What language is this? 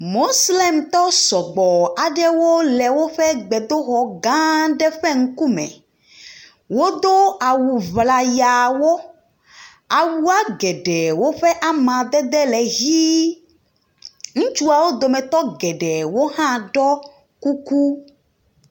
Ewe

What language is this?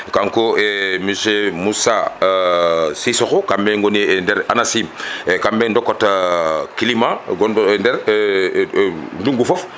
Fula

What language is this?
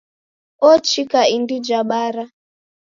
Taita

